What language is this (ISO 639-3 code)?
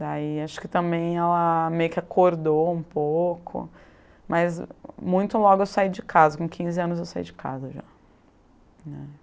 por